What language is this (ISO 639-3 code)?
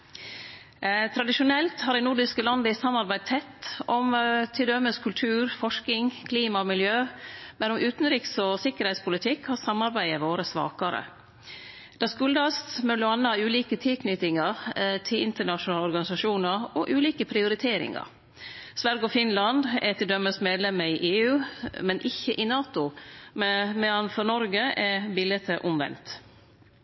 nno